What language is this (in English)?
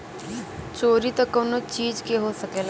Bhojpuri